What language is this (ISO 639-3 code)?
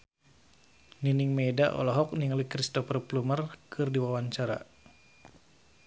sun